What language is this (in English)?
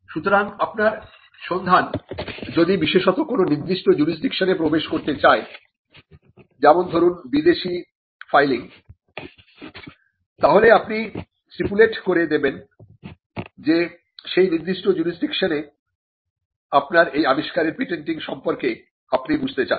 Bangla